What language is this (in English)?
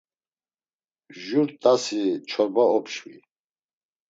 Laz